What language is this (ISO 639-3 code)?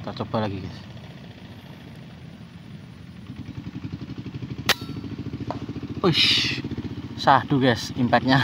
ind